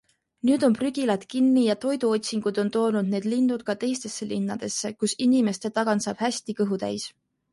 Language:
Estonian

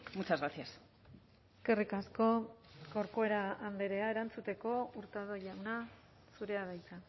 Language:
Basque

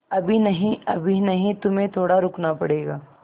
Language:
Hindi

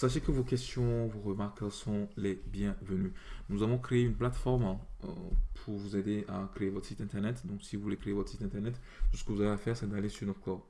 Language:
French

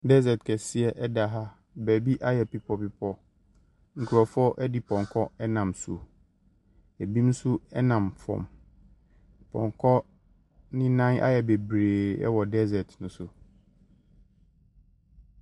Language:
Akan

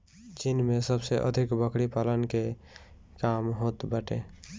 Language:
Bhojpuri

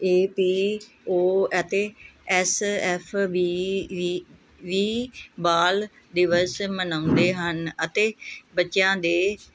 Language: Punjabi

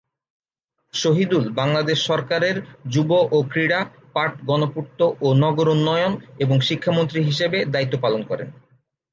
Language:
Bangla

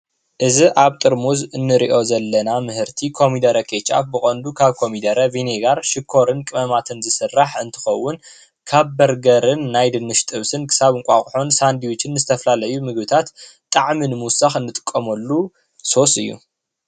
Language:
Tigrinya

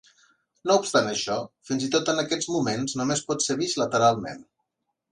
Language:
Catalan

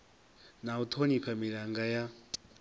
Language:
Venda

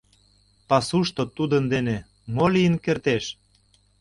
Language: Mari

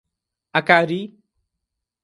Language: Portuguese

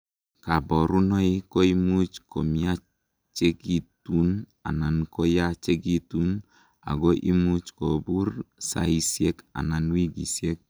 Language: Kalenjin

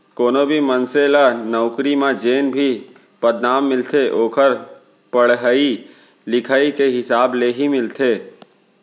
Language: Chhattisgarhi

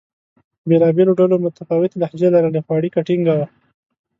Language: Pashto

